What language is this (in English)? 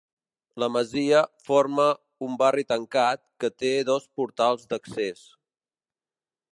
Catalan